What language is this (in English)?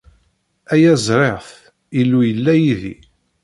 Kabyle